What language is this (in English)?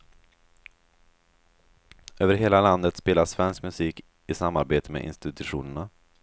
Swedish